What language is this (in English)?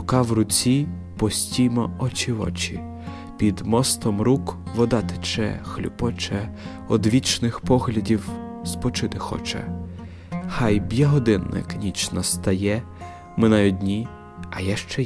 Ukrainian